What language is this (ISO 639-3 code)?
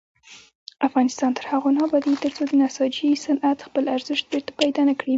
pus